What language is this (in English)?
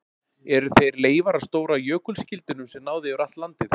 Icelandic